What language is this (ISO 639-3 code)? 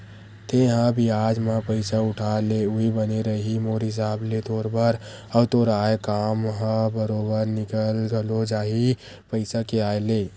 hne